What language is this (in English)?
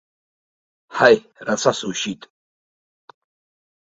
Abkhazian